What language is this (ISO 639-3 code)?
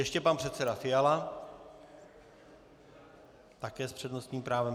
ces